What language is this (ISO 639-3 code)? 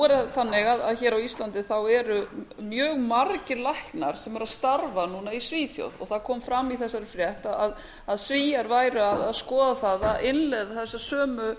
isl